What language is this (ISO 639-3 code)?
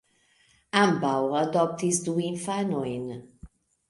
epo